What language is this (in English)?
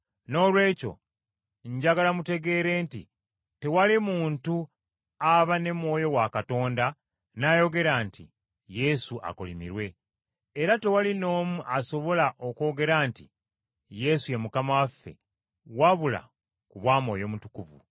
Ganda